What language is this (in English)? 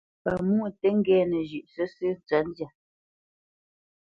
Bamenyam